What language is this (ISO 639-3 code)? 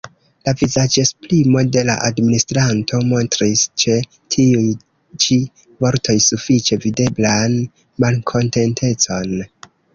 epo